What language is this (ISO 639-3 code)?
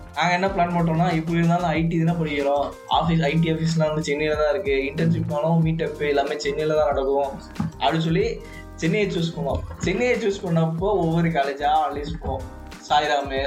tam